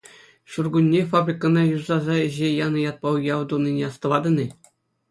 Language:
Chuvash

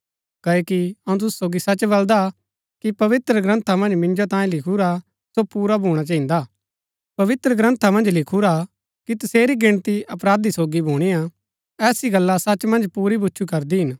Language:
Gaddi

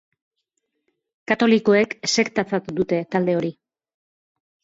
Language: Basque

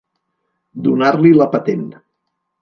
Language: Catalan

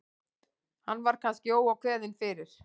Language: Icelandic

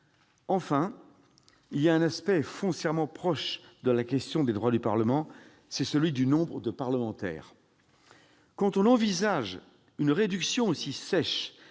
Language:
French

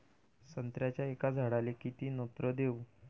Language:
Marathi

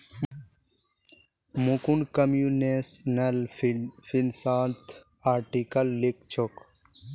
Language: Magahi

